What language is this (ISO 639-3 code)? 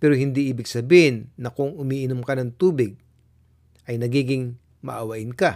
fil